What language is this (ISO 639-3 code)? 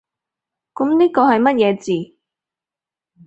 yue